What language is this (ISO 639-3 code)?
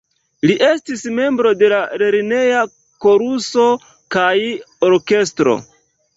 epo